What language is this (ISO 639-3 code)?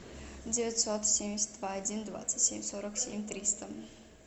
rus